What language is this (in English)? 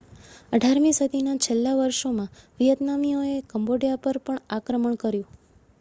Gujarati